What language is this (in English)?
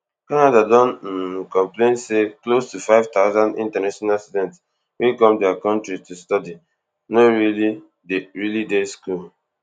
Nigerian Pidgin